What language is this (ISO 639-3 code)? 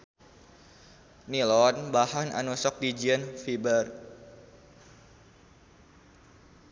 sun